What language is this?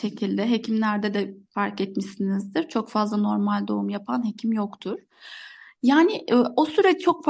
Turkish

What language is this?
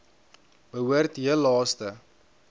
Afrikaans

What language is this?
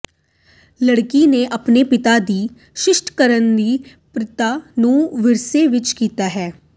Punjabi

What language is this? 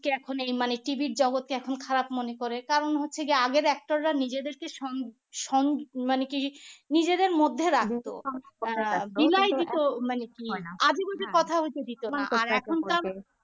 Bangla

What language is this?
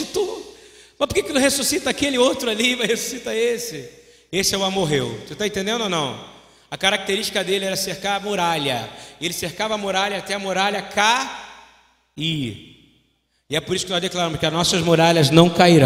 Portuguese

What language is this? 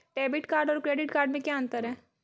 Hindi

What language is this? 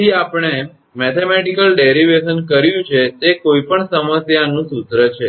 Gujarati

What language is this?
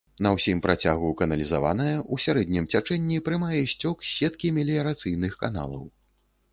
Belarusian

